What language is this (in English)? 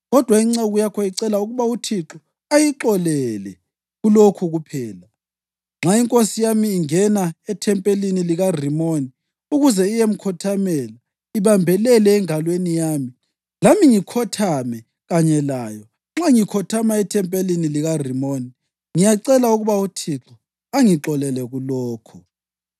North Ndebele